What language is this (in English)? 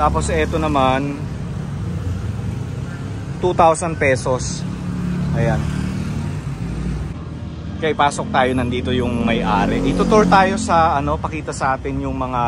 Filipino